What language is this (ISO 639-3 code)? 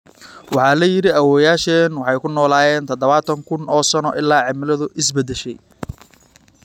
som